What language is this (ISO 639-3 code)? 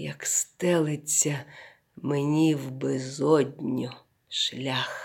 ukr